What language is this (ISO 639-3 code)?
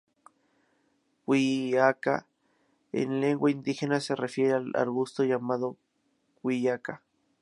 spa